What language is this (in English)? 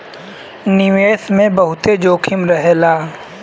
Bhojpuri